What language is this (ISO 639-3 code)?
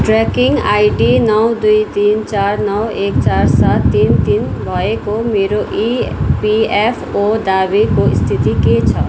nep